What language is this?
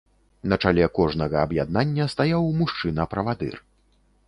Belarusian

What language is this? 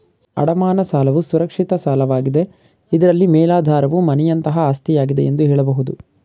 Kannada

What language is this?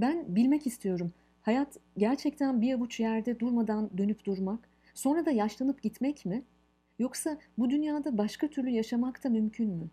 Turkish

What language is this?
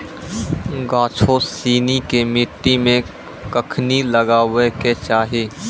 Maithili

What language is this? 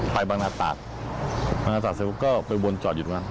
Thai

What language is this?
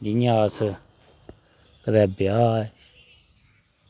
Dogri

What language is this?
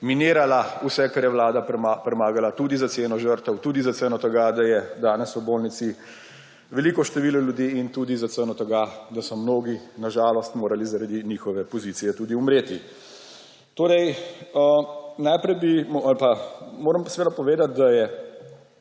Slovenian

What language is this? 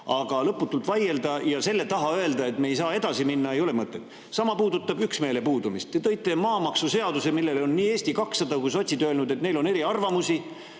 Estonian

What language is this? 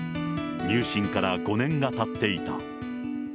Japanese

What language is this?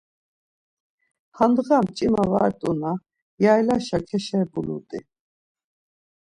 Laz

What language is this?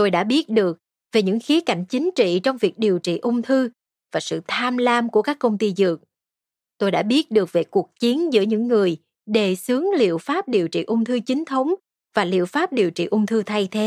Vietnamese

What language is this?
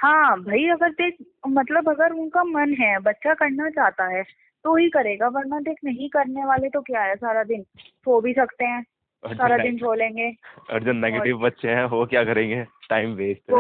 Hindi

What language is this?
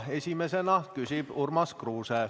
Estonian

